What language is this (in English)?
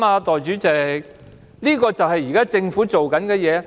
Cantonese